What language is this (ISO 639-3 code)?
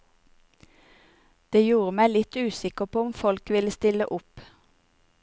nor